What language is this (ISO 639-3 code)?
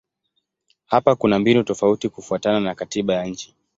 swa